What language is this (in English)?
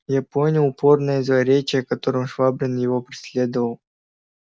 Russian